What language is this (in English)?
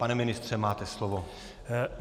Czech